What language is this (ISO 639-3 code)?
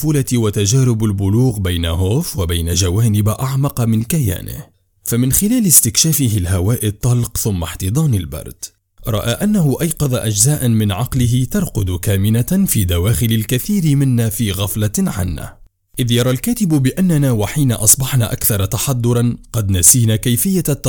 ara